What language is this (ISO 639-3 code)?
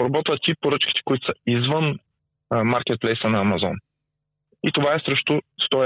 bul